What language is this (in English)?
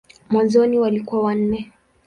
Swahili